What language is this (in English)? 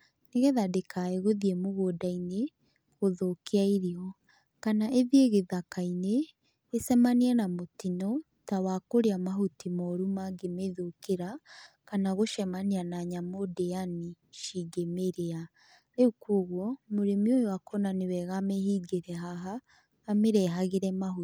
Kikuyu